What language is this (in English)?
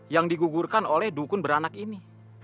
Indonesian